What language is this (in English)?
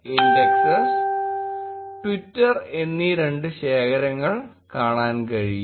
Malayalam